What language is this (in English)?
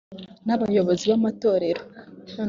Kinyarwanda